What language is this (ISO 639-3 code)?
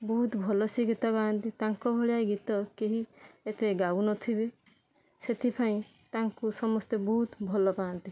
ori